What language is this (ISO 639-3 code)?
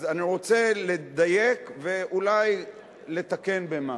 heb